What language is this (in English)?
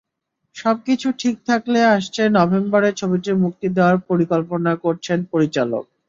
Bangla